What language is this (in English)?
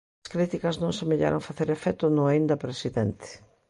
Galician